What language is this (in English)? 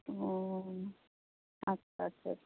Santali